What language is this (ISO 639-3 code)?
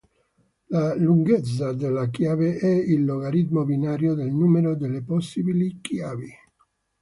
ita